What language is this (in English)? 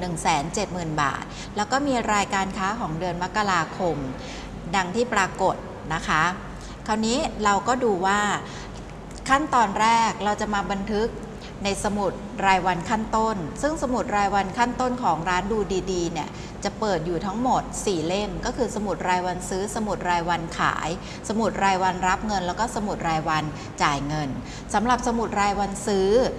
Thai